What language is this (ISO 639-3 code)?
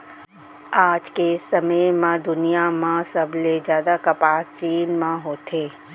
hne